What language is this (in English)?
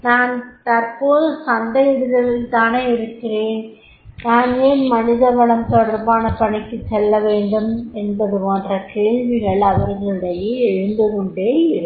Tamil